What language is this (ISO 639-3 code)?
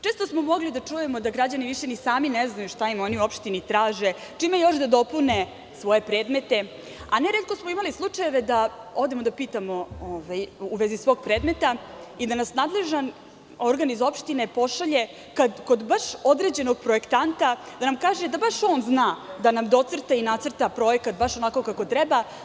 srp